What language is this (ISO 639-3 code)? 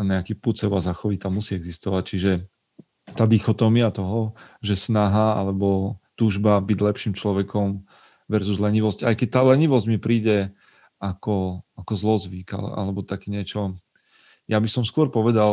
slk